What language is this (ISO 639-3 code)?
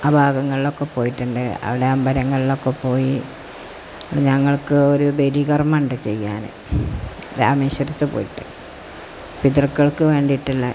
mal